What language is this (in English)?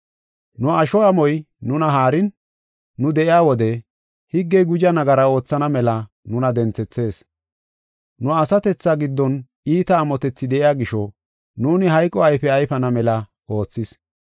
Gofa